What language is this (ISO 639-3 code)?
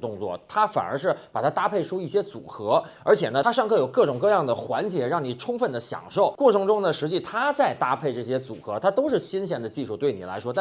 zho